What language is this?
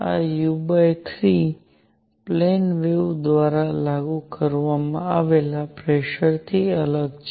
Gujarati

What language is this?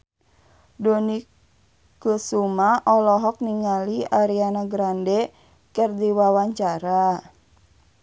Sundanese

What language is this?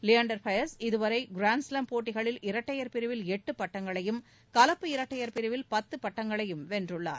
Tamil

